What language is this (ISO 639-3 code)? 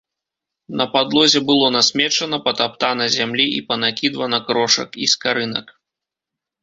bel